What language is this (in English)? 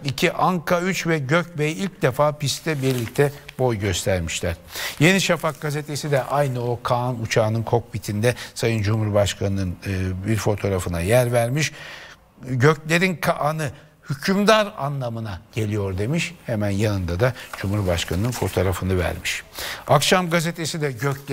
Turkish